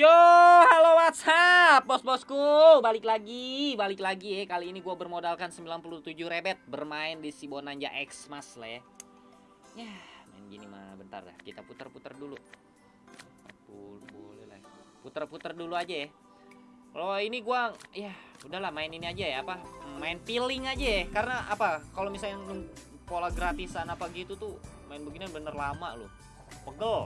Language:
Indonesian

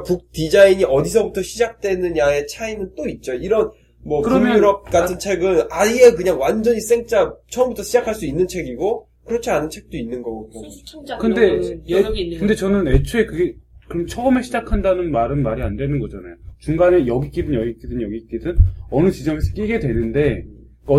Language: Korean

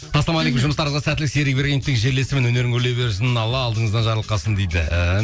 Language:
Kazakh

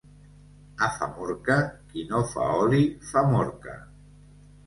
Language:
Catalan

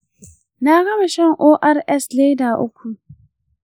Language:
Hausa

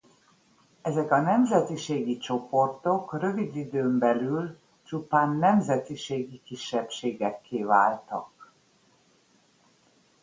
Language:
Hungarian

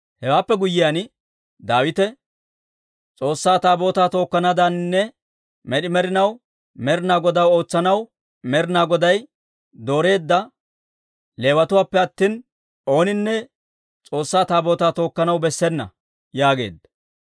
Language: Dawro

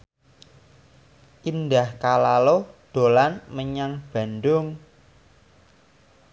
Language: Javanese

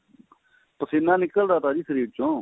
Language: Punjabi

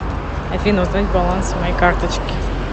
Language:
Russian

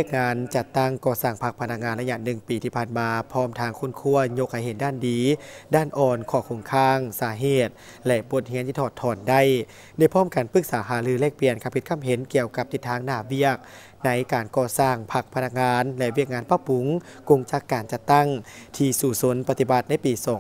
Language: Thai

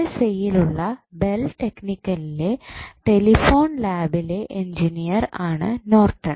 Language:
Malayalam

